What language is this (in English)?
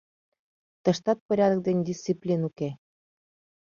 Mari